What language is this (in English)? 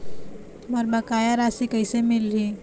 Chhattisgarhi